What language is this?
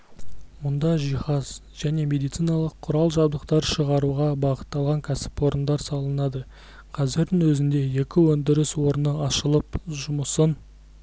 Kazakh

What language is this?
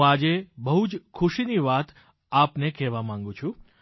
Gujarati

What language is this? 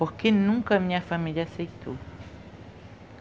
Portuguese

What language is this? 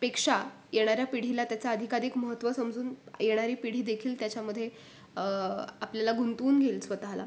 Marathi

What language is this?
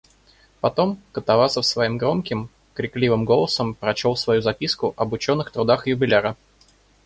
Russian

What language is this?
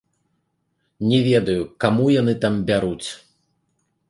Belarusian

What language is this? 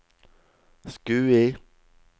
Norwegian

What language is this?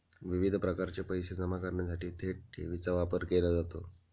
Marathi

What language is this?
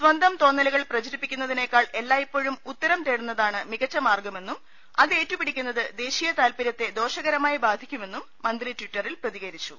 Malayalam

